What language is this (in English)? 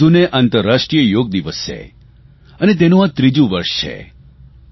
Gujarati